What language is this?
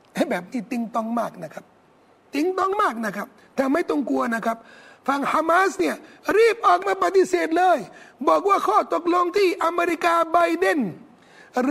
Thai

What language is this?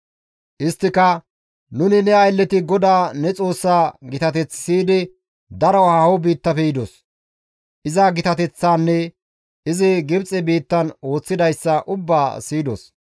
Gamo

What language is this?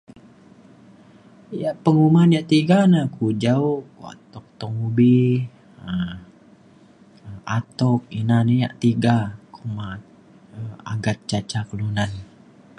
Mainstream Kenyah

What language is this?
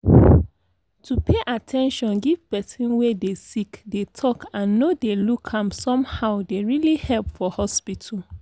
Nigerian Pidgin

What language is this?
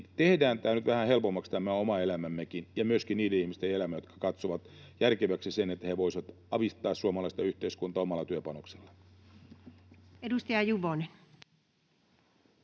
Finnish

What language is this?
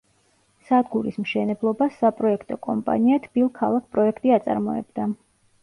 Georgian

